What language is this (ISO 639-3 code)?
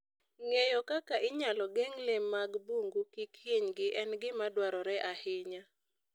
luo